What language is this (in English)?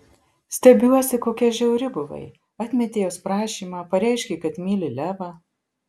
Lithuanian